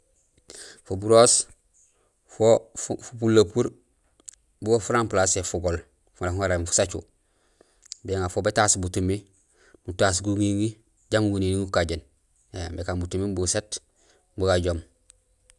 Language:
Gusilay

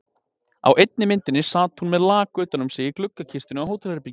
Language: Icelandic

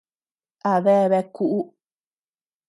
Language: Tepeuxila Cuicatec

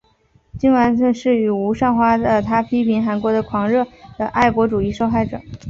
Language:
Chinese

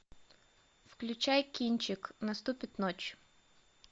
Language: Russian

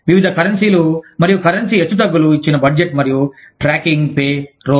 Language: Telugu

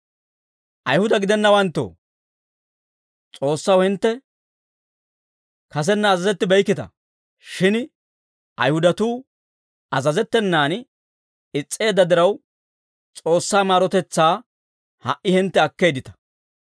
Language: Dawro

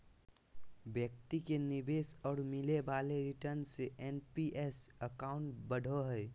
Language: Magahi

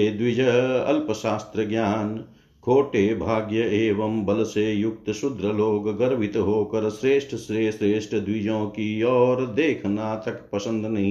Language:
Hindi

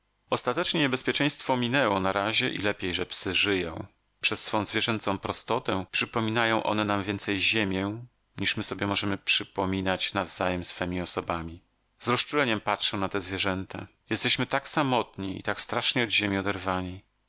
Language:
Polish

